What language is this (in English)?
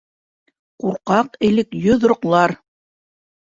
Bashkir